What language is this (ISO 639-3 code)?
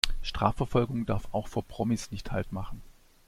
deu